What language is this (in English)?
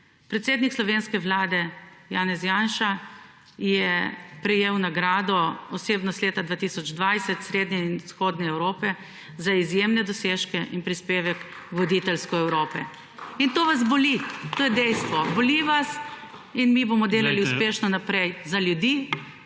Slovenian